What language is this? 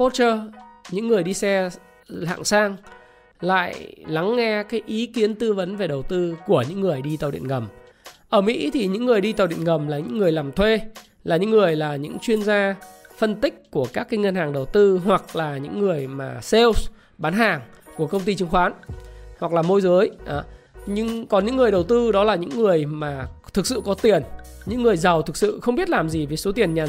Vietnamese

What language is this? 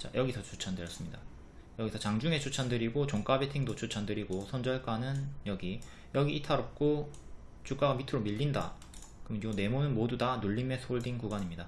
Korean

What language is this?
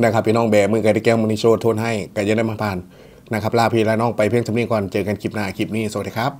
Thai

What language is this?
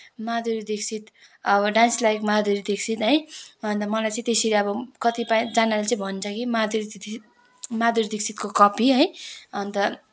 Nepali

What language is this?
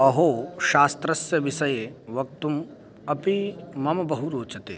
Sanskrit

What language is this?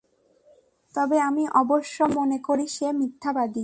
Bangla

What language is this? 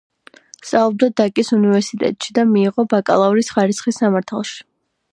Georgian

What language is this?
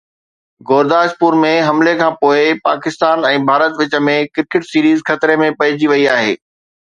Sindhi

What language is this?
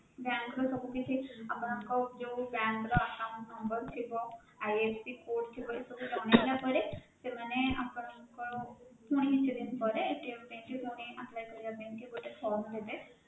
Odia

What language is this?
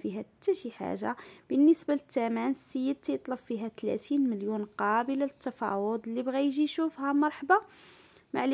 Arabic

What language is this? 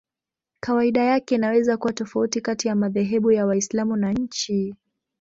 Swahili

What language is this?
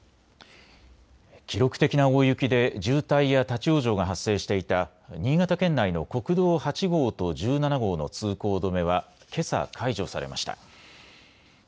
Japanese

